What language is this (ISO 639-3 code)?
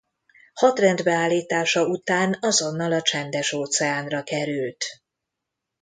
hun